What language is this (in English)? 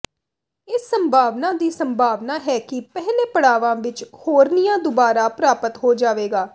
Punjabi